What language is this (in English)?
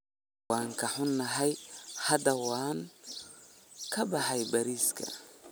Somali